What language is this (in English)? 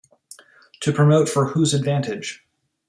English